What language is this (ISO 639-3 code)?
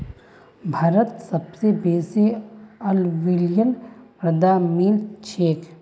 mag